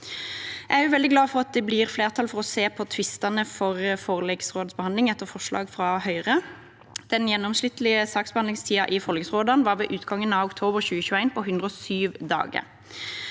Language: Norwegian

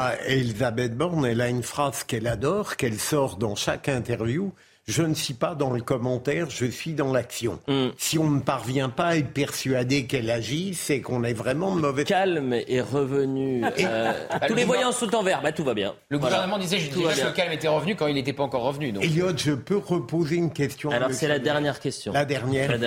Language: French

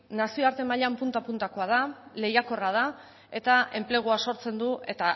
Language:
Basque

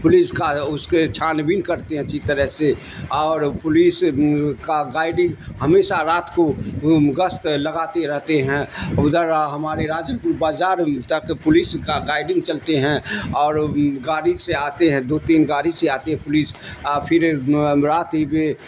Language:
Urdu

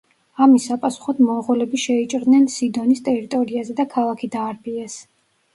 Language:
Georgian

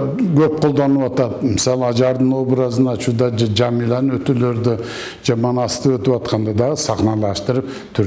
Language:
Turkish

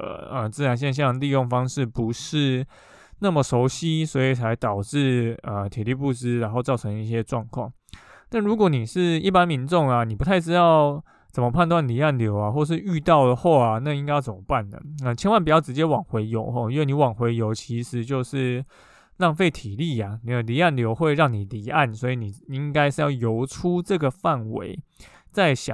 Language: Chinese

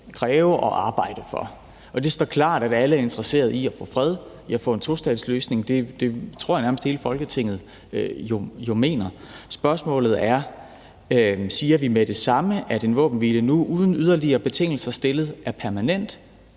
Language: Danish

